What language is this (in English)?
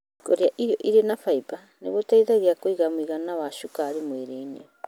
Kikuyu